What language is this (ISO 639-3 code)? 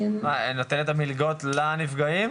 heb